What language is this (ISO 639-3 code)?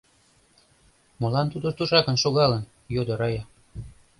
chm